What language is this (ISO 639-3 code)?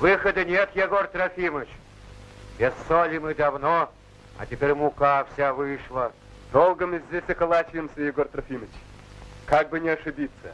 rus